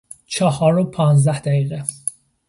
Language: Persian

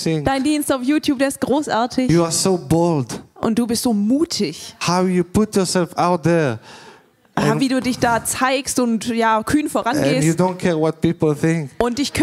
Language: German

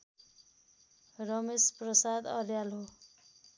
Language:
Nepali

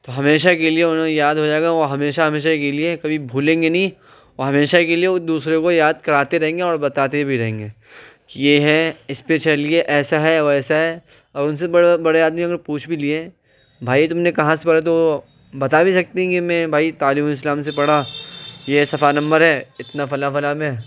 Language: Urdu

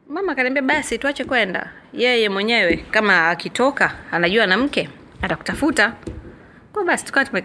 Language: Swahili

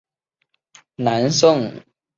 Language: Chinese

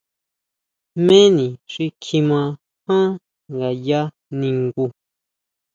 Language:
Huautla Mazatec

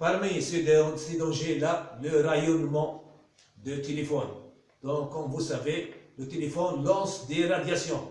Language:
French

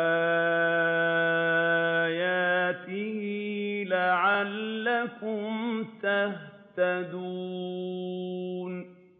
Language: Arabic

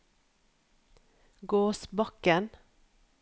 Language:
Norwegian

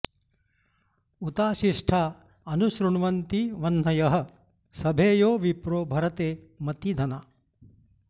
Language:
Sanskrit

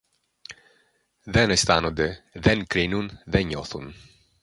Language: Greek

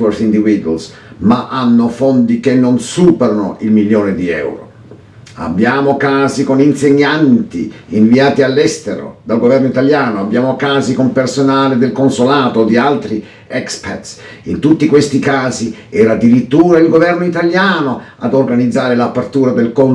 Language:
Italian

